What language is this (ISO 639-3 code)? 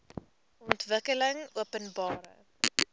afr